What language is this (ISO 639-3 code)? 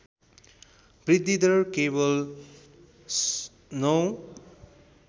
nep